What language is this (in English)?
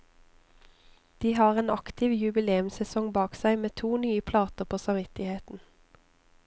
Norwegian